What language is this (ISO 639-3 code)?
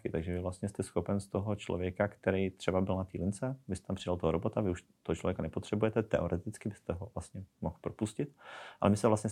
ces